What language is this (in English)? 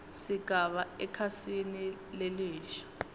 Swati